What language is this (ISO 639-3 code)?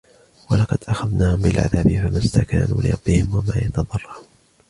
ara